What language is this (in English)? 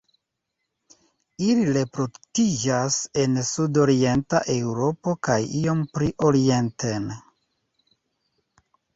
Esperanto